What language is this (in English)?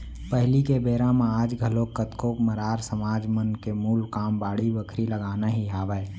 Chhattisgarhi